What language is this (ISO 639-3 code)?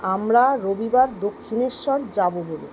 ben